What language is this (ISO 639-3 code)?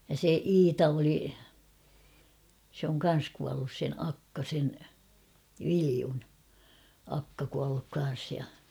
fin